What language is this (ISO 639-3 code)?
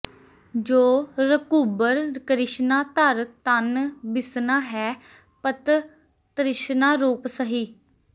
pan